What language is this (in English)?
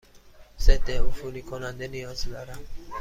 Persian